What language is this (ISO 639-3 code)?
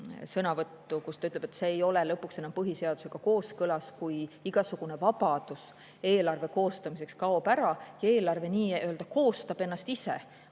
est